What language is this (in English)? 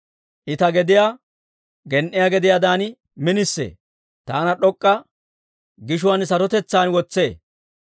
Dawro